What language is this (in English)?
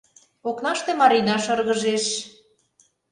Mari